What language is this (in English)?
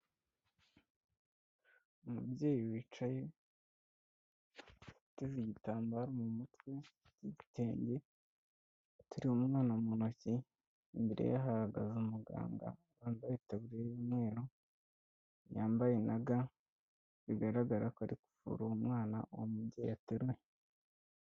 Kinyarwanda